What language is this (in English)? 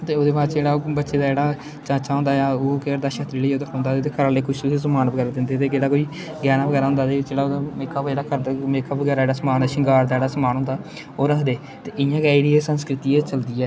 Dogri